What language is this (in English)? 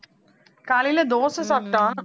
Tamil